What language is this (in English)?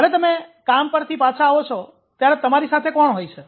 Gujarati